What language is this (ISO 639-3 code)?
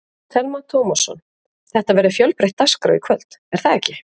isl